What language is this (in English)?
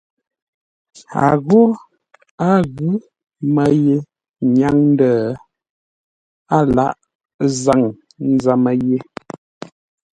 Ngombale